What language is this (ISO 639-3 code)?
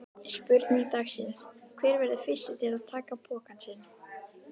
isl